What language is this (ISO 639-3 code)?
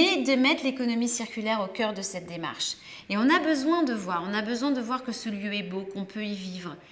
fra